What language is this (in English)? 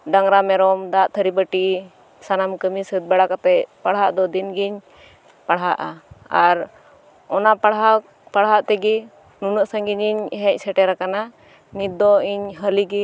Santali